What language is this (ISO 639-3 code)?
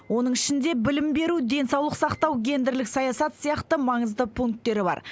kaz